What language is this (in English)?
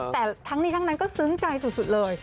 Thai